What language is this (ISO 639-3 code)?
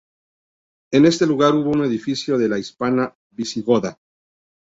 spa